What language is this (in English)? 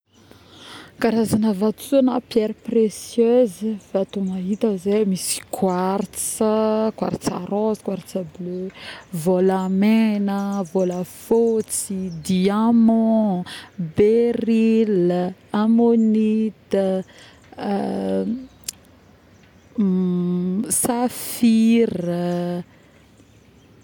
Northern Betsimisaraka Malagasy